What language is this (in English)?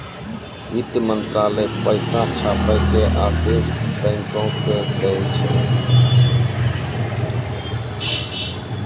Maithili